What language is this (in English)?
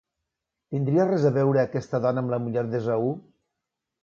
Catalan